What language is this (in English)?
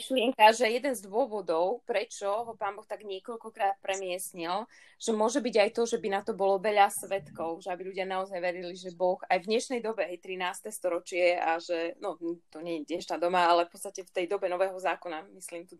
Slovak